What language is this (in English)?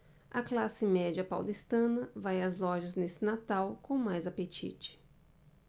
Portuguese